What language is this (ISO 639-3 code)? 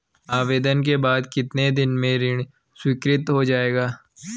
hin